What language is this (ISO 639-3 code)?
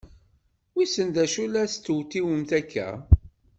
kab